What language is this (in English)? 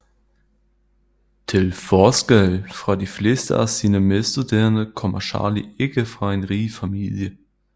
Danish